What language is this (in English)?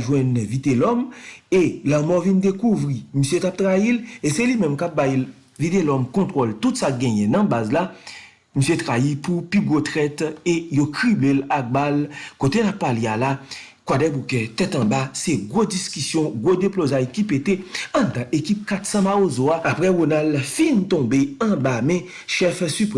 French